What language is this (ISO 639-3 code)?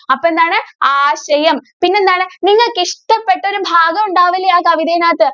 mal